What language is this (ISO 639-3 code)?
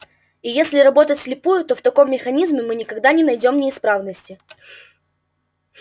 rus